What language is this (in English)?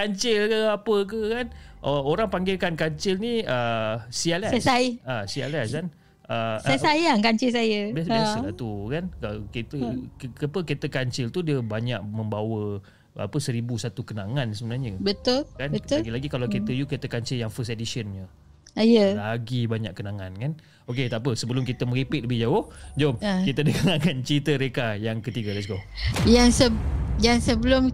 Malay